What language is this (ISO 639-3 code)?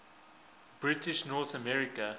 eng